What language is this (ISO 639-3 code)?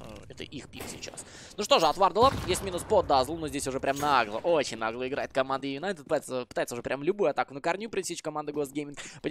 rus